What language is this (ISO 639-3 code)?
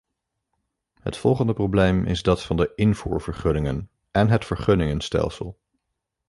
nld